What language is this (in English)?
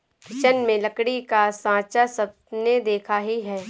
Hindi